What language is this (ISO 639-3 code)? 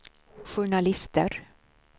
swe